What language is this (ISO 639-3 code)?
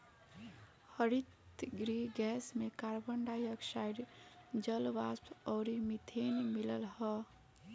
bho